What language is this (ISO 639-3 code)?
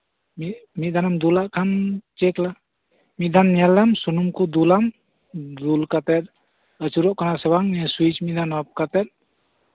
sat